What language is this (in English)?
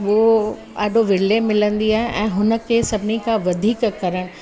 Sindhi